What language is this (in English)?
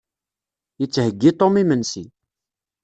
Kabyle